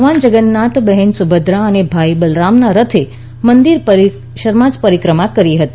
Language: Gujarati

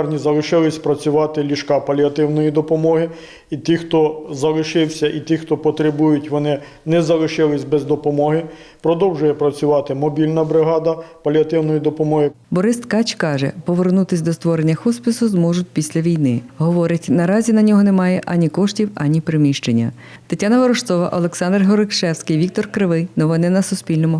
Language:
Ukrainian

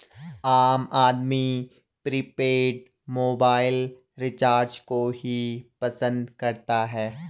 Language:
Hindi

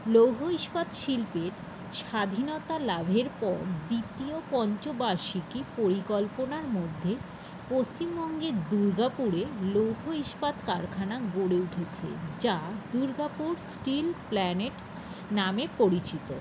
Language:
Bangla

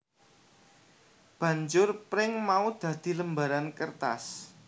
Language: Javanese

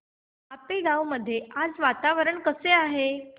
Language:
Marathi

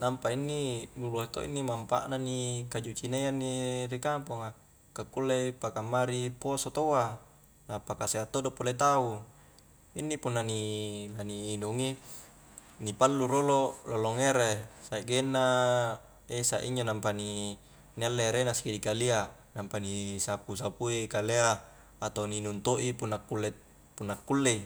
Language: Highland Konjo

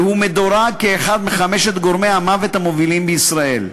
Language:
Hebrew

